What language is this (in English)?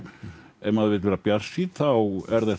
Icelandic